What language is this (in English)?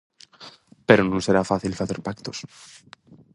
Galician